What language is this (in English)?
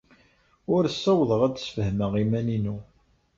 Kabyle